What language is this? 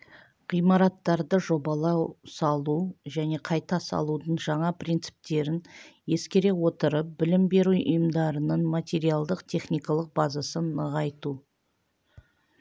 Kazakh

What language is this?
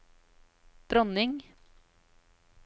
Norwegian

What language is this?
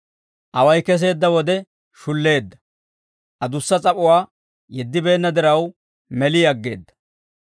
Dawro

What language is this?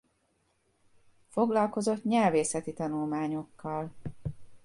Hungarian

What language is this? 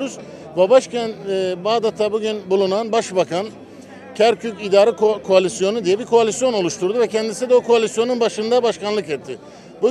Turkish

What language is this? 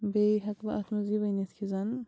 Kashmiri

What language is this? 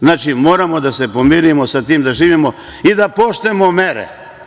Serbian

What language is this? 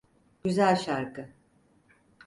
Turkish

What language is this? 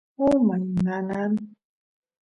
Santiago del Estero Quichua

